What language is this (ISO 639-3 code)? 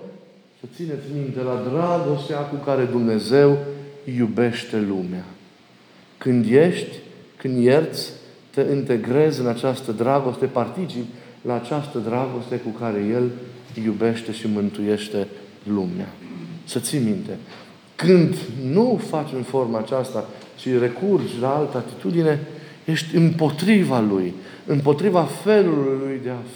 ron